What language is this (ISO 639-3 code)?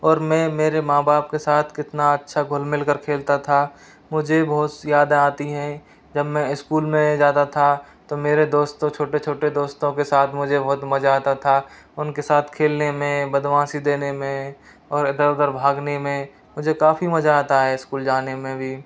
hin